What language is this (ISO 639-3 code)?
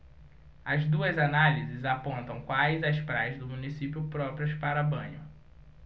por